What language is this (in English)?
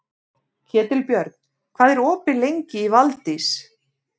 Icelandic